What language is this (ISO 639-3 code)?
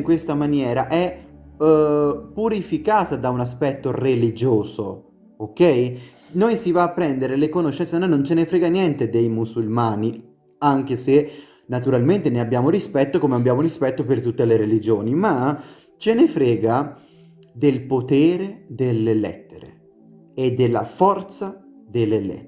ita